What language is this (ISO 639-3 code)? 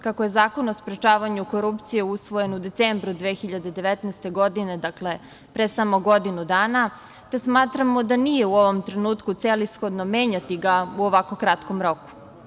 srp